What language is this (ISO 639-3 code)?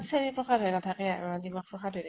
asm